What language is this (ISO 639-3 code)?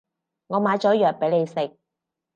yue